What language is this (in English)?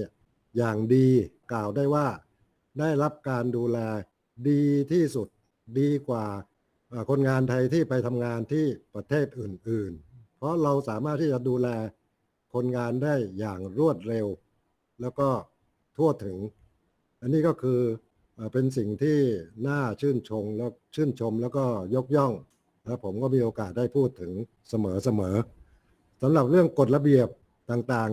Thai